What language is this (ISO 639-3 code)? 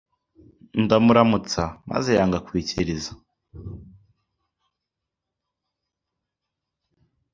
kin